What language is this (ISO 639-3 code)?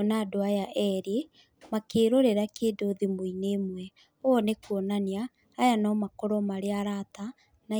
kik